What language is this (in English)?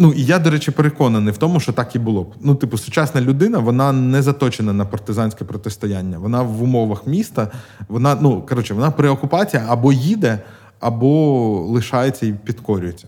Ukrainian